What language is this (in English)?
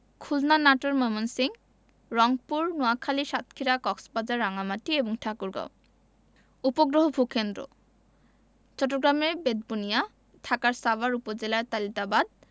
Bangla